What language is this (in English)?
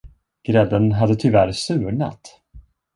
Swedish